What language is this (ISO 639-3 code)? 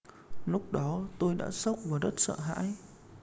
vie